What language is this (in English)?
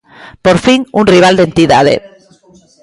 Galician